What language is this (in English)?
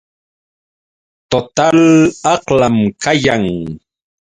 Yauyos Quechua